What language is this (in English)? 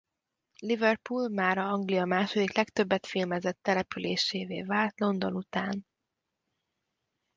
Hungarian